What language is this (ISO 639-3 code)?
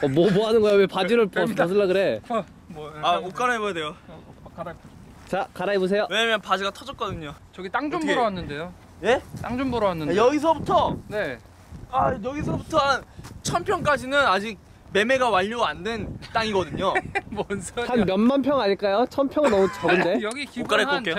kor